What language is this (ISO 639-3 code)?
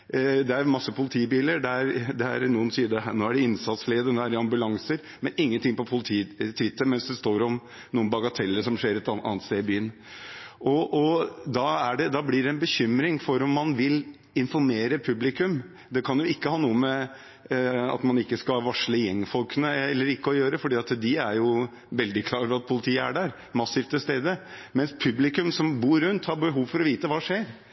nob